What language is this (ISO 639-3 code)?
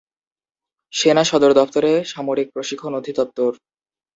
ben